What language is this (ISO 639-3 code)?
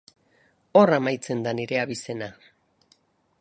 eus